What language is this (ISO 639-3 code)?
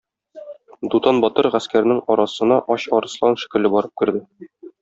tat